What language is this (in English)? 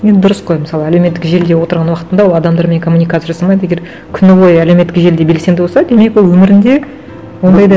Kazakh